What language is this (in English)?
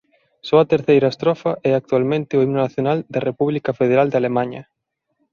Galician